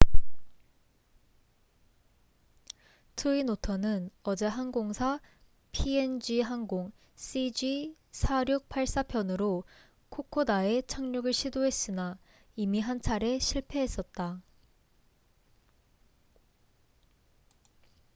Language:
Korean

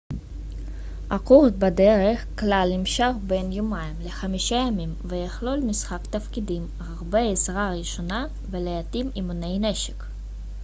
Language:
Hebrew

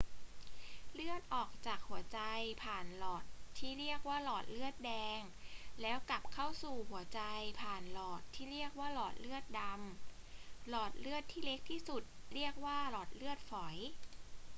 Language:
Thai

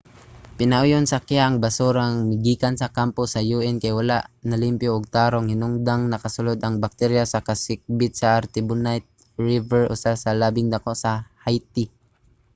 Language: Cebuano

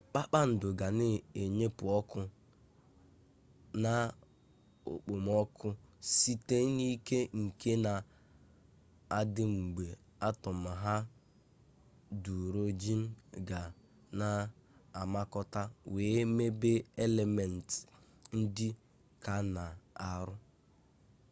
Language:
Igbo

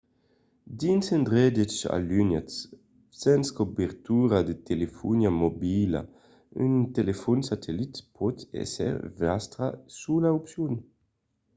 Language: Occitan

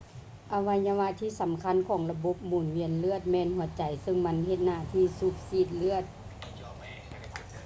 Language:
Lao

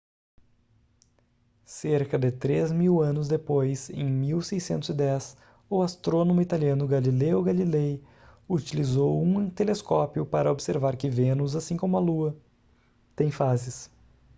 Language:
Portuguese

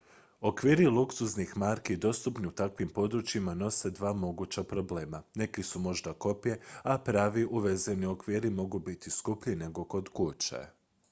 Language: Croatian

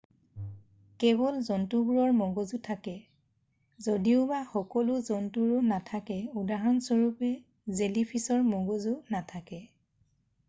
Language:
Assamese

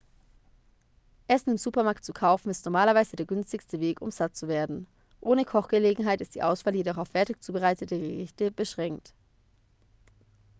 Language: German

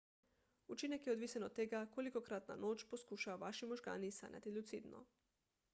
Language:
Slovenian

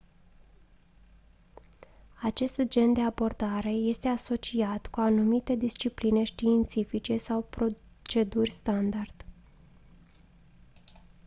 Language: Romanian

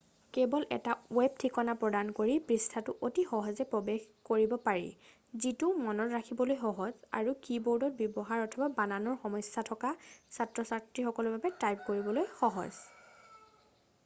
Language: Assamese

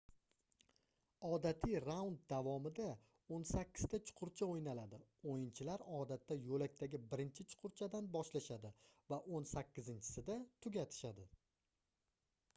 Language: Uzbek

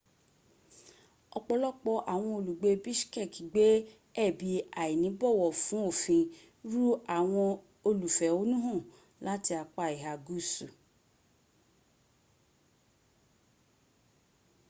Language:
Yoruba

